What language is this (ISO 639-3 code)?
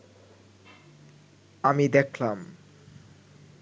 ben